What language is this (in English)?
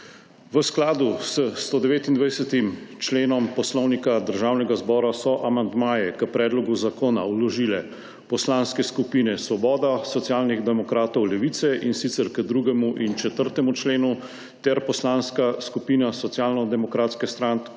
Slovenian